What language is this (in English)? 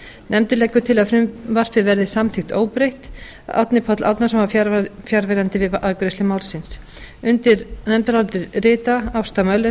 Icelandic